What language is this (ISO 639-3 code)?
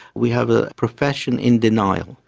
eng